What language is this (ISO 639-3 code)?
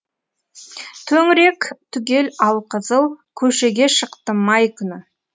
kaz